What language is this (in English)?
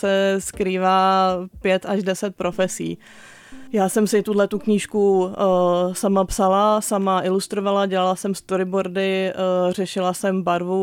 Czech